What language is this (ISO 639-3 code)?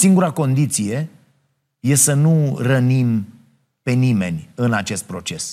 ron